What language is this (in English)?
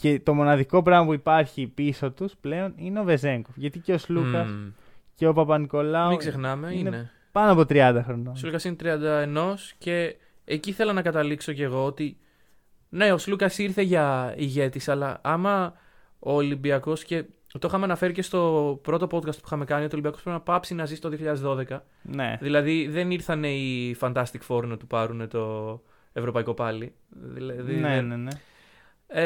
Greek